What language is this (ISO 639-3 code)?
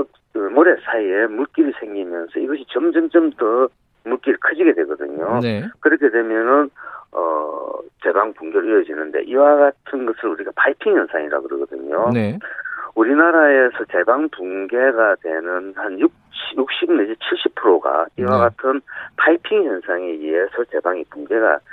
kor